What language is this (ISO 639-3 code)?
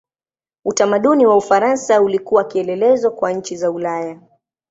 swa